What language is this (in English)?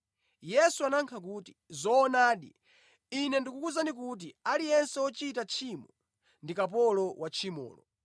Nyanja